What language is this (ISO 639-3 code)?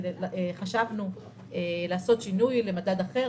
heb